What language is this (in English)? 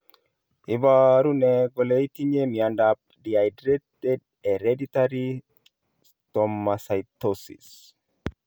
Kalenjin